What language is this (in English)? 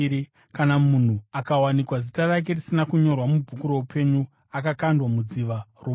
Shona